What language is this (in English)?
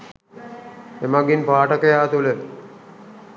Sinhala